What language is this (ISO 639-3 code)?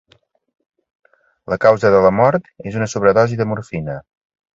cat